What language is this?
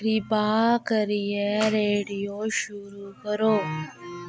Dogri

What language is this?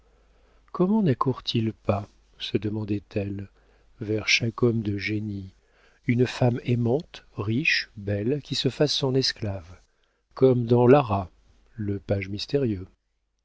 French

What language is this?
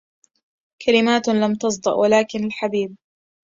Arabic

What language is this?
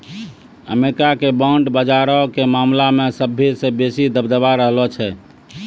Maithili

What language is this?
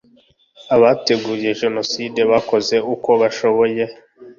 Kinyarwanda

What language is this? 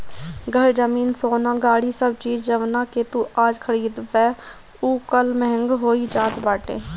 Bhojpuri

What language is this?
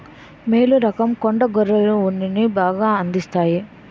Telugu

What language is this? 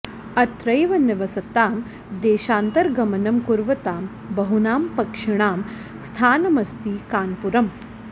Sanskrit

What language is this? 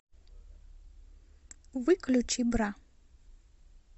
Russian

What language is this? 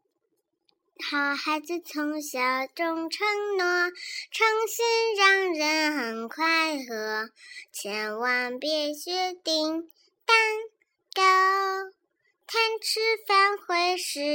Chinese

